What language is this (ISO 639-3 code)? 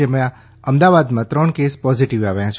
guj